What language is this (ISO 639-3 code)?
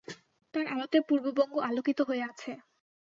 ben